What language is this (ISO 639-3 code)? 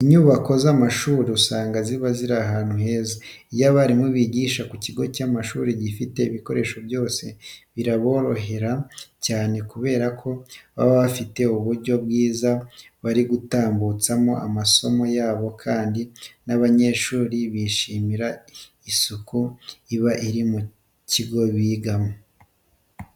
kin